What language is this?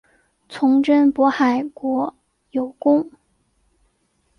Chinese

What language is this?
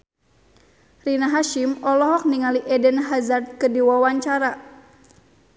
Sundanese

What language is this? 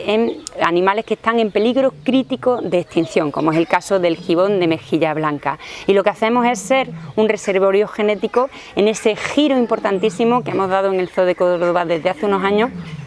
Spanish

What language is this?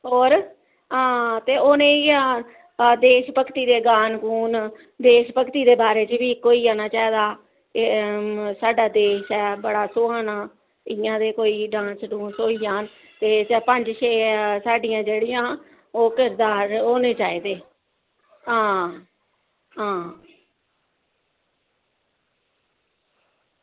Dogri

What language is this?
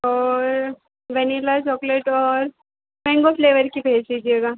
Hindi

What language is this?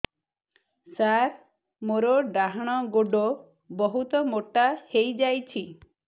Odia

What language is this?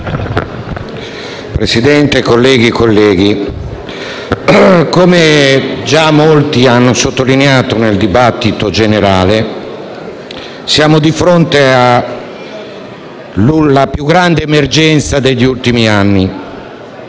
Italian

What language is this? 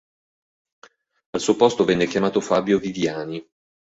Italian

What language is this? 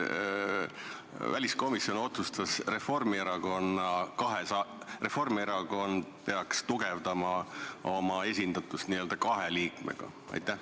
Estonian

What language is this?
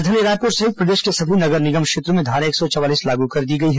Hindi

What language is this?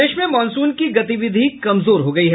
Hindi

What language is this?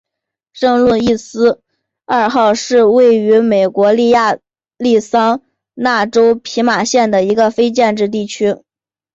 Chinese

